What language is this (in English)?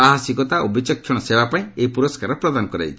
Odia